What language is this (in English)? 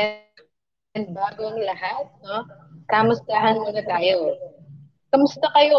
Filipino